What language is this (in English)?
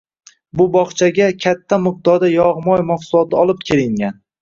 Uzbek